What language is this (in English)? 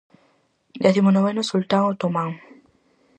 Galician